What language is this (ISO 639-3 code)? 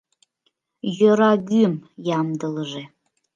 chm